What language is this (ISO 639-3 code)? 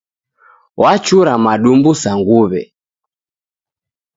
dav